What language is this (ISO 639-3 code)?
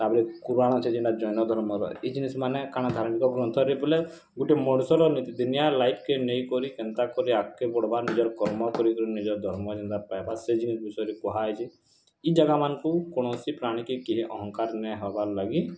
ori